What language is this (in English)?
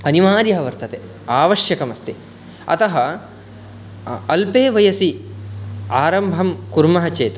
Sanskrit